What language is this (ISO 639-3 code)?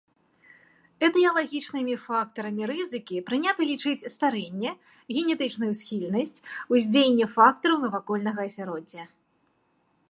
bel